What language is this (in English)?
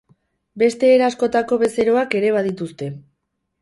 Basque